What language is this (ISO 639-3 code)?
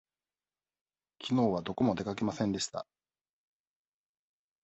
jpn